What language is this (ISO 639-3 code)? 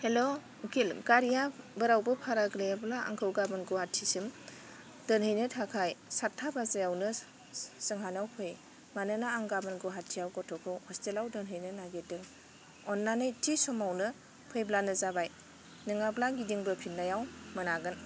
brx